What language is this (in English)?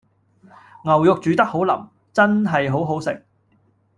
Cantonese